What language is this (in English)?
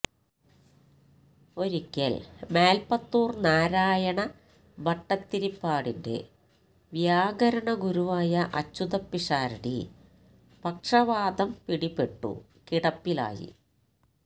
Malayalam